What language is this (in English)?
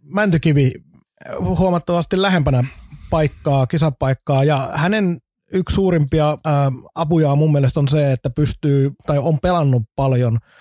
Finnish